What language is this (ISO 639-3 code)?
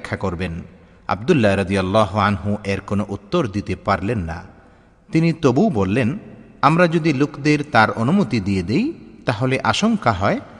ben